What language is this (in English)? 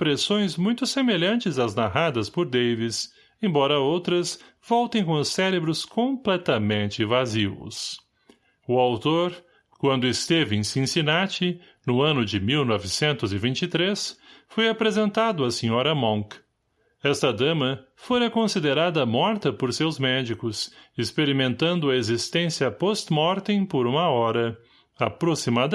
Portuguese